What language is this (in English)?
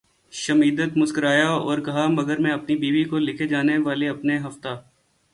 Urdu